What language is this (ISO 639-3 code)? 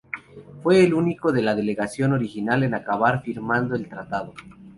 spa